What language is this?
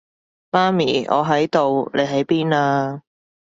Cantonese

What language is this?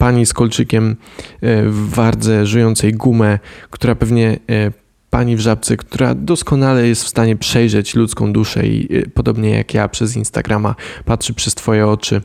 Polish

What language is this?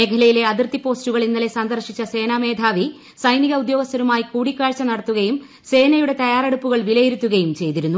Malayalam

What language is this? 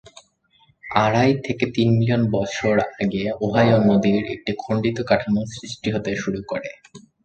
Bangla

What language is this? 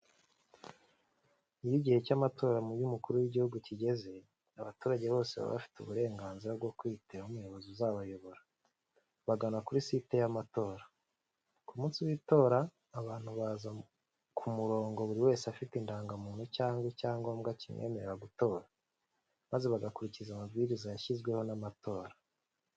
Kinyarwanda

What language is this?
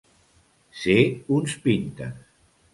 Catalan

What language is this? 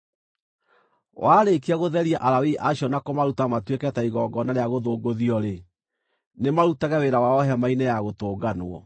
Kikuyu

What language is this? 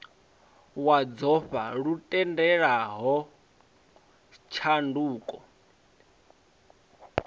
Venda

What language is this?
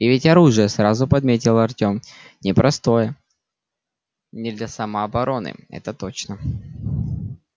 Russian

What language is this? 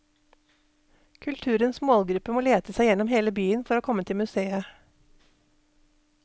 Norwegian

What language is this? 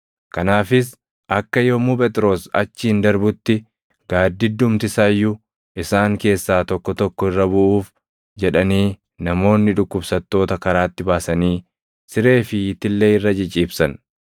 Oromo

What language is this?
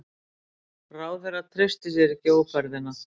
Icelandic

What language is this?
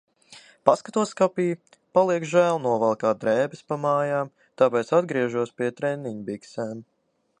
Latvian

